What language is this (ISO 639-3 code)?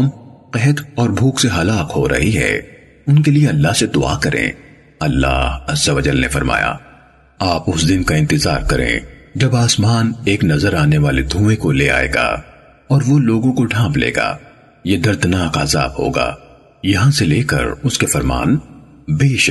urd